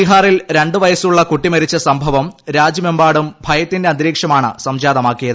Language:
Malayalam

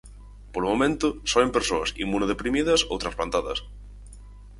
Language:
Galician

